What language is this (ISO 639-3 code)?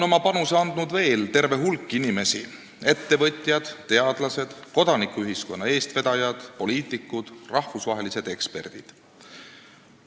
est